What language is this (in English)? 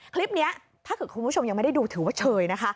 Thai